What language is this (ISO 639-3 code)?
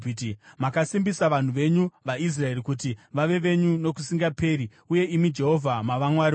sna